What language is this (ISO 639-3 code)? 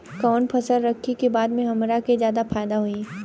bho